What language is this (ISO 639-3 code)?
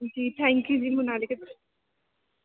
doi